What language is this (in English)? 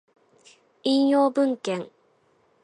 Japanese